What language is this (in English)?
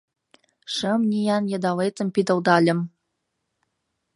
Mari